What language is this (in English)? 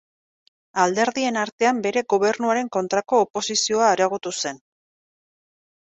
Basque